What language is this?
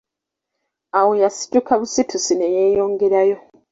Ganda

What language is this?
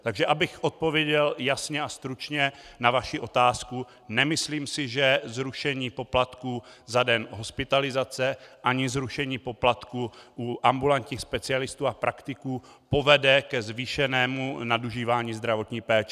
Czech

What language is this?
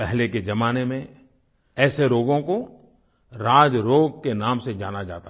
Hindi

